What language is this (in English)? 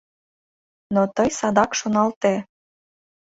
Mari